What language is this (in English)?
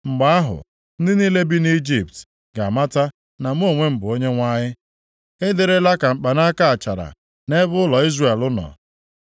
Igbo